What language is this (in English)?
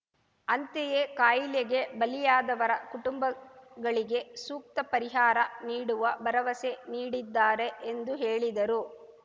Kannada